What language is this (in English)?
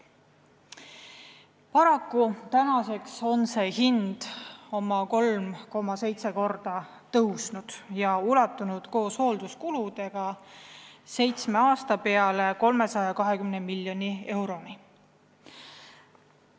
Estonian